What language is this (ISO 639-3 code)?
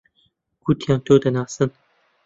ckb